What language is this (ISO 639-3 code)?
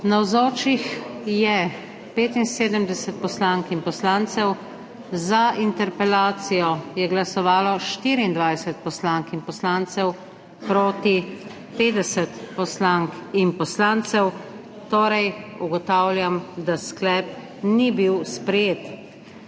slv